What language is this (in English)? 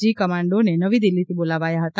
Gujarati